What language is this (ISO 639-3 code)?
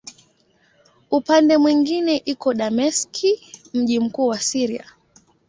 swa